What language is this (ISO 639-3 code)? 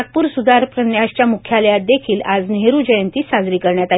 mar